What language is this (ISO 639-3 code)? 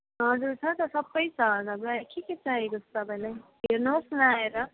nep